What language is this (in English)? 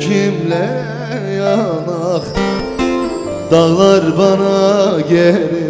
Turkish